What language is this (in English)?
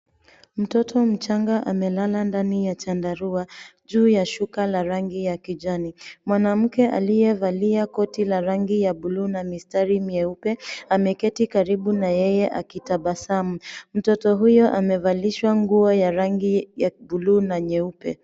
Swahili